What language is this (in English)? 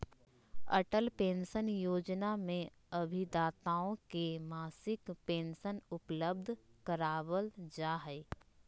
Magahi